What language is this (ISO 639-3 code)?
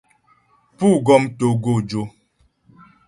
bbj